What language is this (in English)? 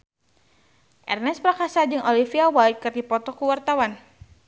Sundanese